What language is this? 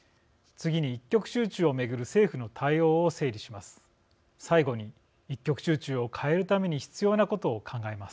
Japanese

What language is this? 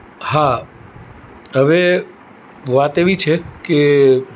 Gujarati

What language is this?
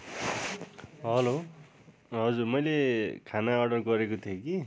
Nepali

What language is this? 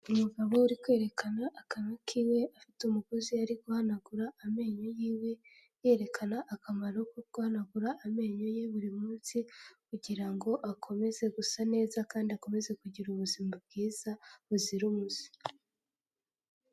Kinyarwanda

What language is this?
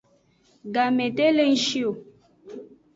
Aja (Benin)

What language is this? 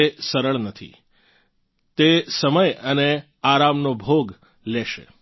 Gujarati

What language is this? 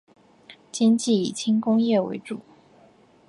Chinese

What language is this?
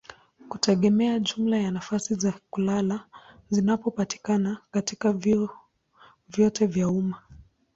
Swahili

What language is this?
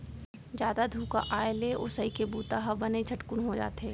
Chhattisgarhi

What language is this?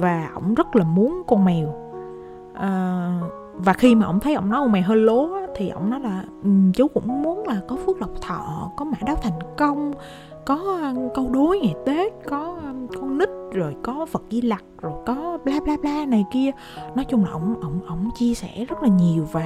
Vietnamese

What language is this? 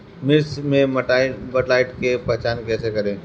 Bhojpuri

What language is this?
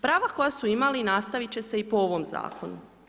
Croatian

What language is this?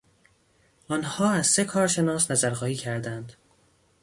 Persian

